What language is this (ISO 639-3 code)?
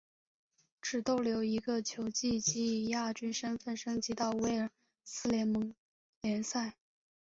zho